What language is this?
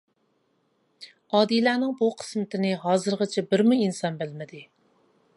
Uyghur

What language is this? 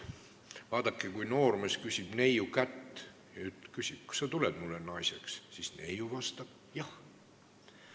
Estonian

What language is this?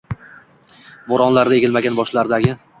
Uzbek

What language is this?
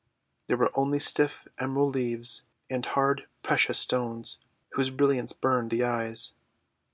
English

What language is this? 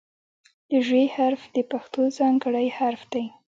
Pashto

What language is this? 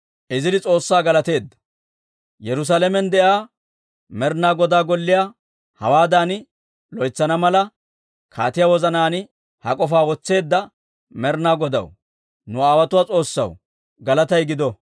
Dawro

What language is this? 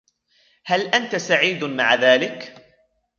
Arabic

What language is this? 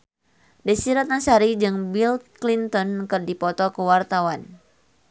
Sundanese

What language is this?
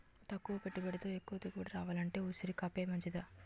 Telugu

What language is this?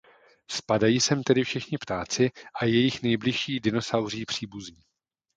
Czech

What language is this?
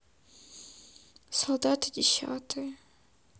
Russian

